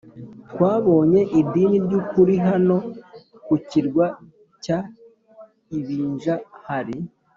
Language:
Kinyarwanda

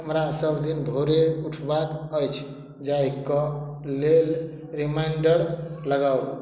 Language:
Maithili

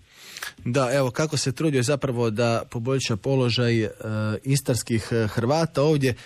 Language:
Croatian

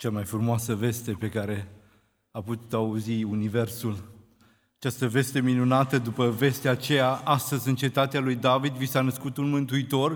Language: Romanian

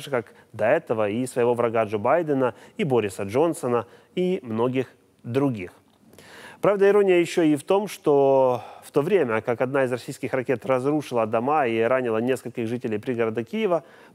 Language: Russian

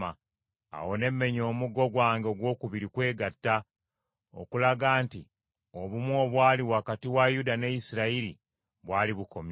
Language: Ganda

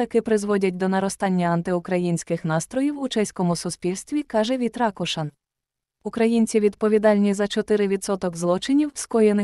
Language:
Ukrainian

